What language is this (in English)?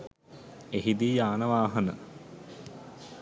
Sinhala